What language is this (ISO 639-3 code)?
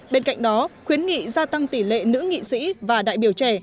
vie